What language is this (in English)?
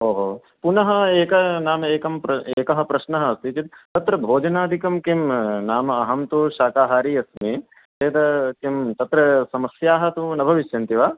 Sanskrit